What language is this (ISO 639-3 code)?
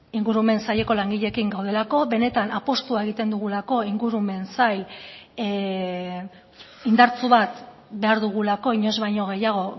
eus